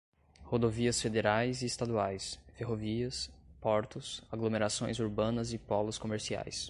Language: Portuguese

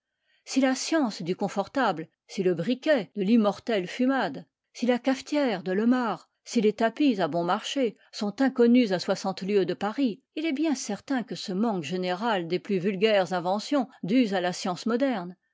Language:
French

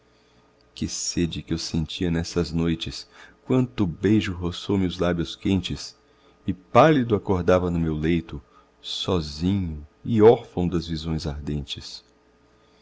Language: Portuguese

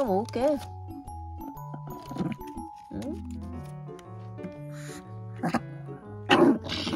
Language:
Korean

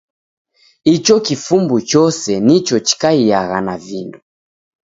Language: Taita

